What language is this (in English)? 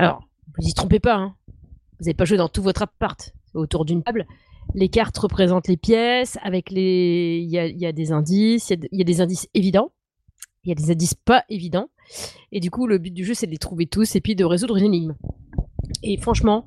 French